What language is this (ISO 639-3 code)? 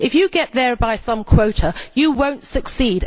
eng